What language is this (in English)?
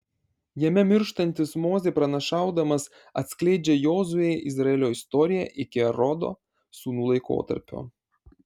Lithuanian